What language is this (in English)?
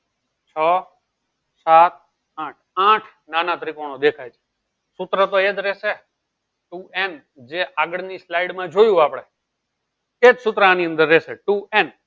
Gujarati